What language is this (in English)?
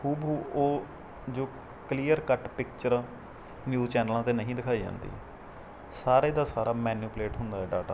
Punjabi